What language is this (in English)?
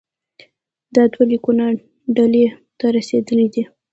Pashto